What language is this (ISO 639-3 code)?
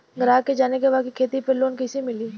bho